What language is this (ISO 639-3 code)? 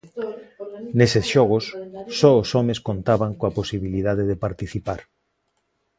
glg